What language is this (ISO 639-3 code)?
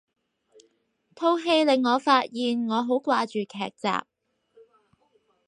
yue